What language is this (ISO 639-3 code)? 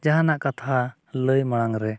sat